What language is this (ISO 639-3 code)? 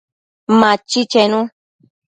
mcf